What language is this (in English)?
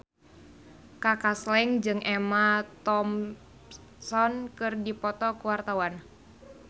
Sundanese